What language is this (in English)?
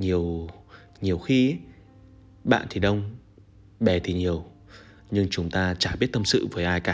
Vietnamese